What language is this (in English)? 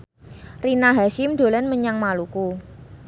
Javanese